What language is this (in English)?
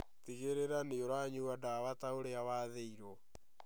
Kikuyu